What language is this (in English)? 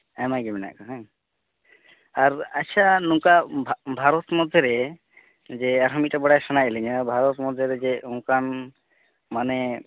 Santali